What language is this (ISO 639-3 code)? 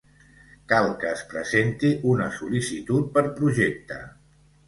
cat